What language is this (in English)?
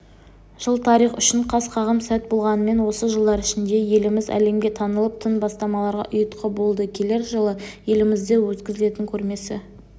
Kazakh